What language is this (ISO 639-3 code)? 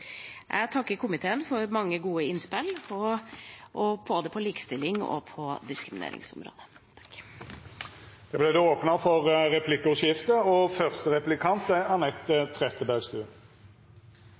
nor